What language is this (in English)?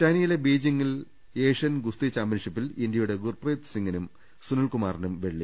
Malayalam